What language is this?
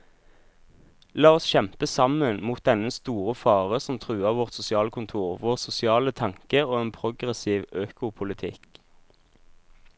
Norwegian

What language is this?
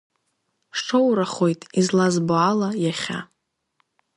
Abkhazian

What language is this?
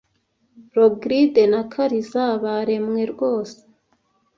Kinyarwanda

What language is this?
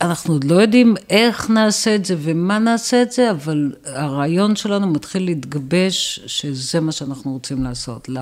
Hebrew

